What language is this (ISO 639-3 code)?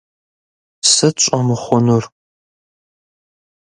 kbd